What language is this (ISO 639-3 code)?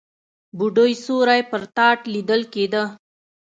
pus